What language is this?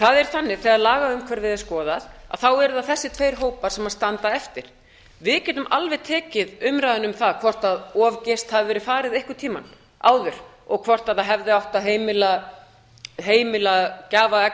Icelandic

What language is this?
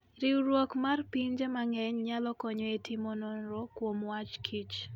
Luo (Kenya and Tanzania)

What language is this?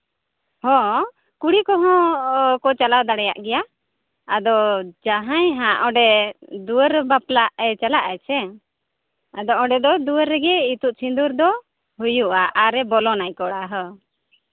Santali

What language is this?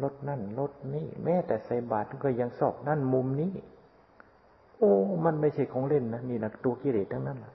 Thai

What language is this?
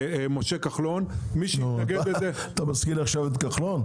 Hebrew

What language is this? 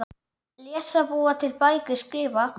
Icelandic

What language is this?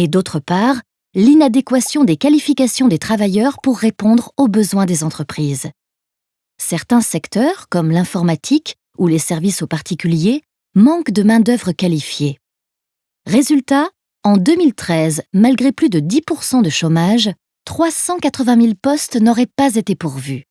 French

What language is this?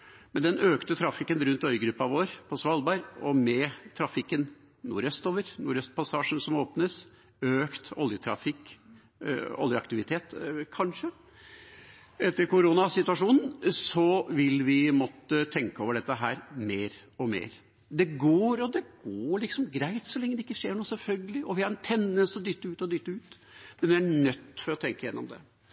Norwegian Bokmål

